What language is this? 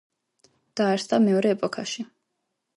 Georgian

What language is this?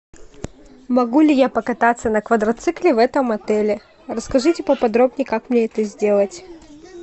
Russian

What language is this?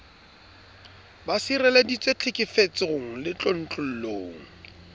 Southern Sotho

